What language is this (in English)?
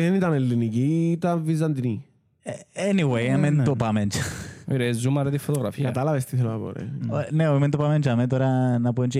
Greek